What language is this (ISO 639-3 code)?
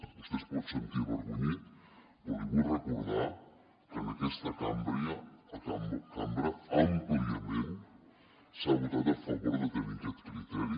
cat